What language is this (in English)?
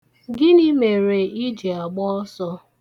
Igbo